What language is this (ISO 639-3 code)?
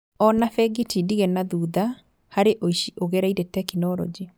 kik